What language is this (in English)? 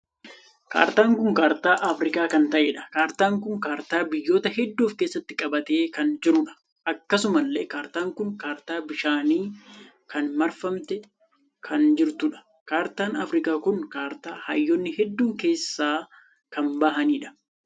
Oromo